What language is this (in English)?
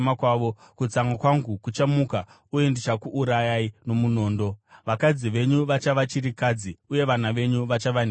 Shona